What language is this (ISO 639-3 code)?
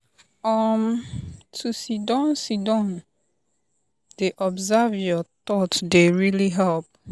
pcm